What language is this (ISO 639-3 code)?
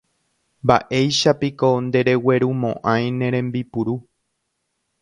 grn